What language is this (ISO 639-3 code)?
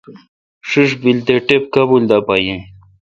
xka